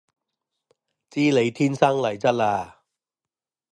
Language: Cantonese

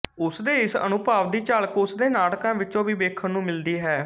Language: Punjabi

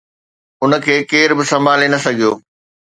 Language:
Sindhi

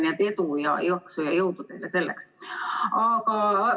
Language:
Estonian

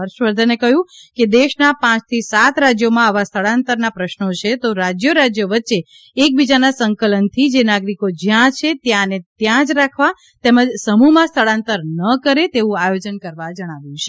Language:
Gujarati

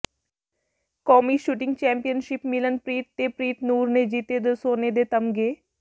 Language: Punjabi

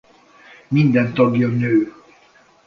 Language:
Hungarian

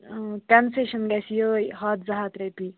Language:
Kashmiri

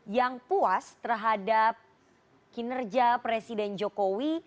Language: Indonesian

